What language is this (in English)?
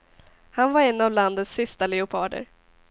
Swedish